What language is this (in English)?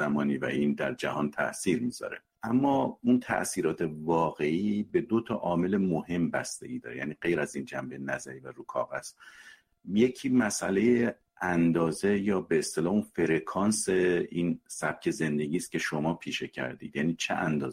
Persian